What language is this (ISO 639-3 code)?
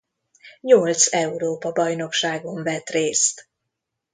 hun